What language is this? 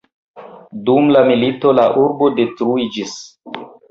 Esperanto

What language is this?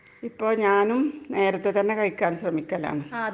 Malayalam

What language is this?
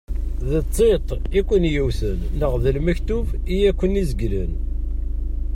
Kabyle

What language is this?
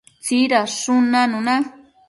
Matsés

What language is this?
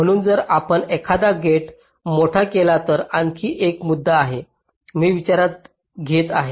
Marathi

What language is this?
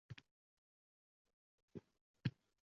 Uzbek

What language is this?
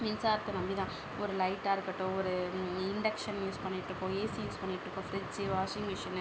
Tamil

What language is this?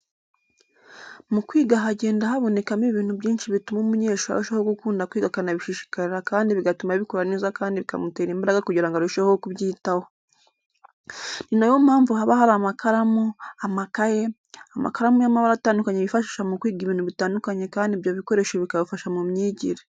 Kinyarwanda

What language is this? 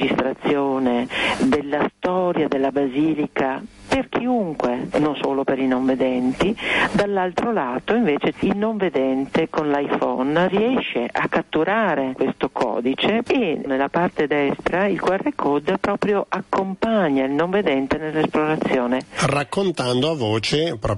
Italian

